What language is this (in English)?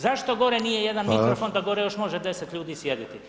Croatian